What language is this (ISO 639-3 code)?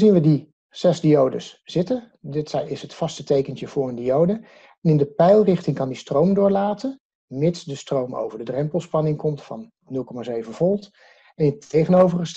nld